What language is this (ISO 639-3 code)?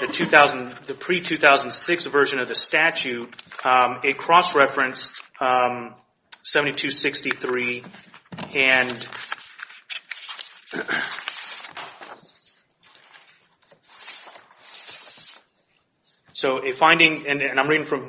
eng